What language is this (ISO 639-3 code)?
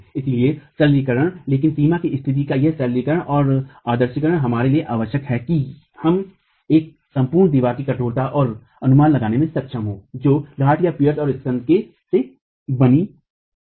hin